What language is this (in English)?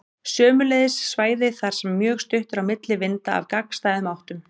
Icelandic